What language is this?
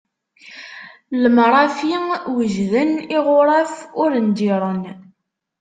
Kabyle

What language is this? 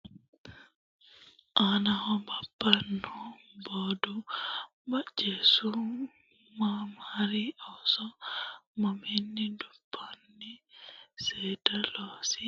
Sidamo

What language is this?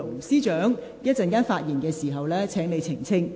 Cantonese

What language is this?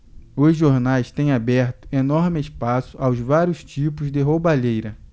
Portuguese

